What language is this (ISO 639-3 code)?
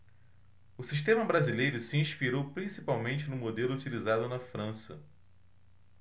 por